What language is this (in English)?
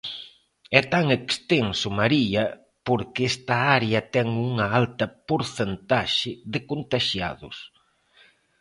Galician